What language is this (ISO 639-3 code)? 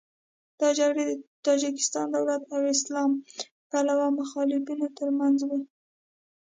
pus